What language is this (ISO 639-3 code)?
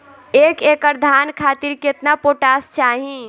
bho